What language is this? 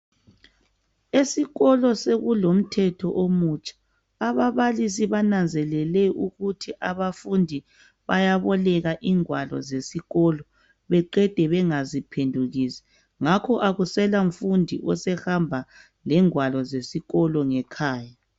North Ndebele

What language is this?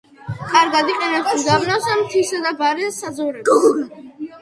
Georgian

